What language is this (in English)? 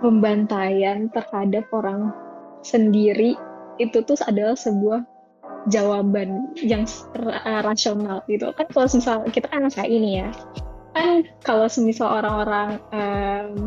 Indonesian